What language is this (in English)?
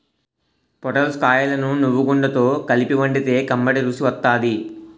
Telugu